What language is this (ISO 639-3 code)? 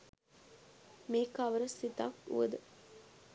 sin